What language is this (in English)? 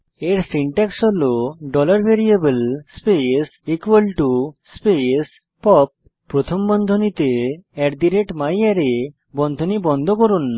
Bangla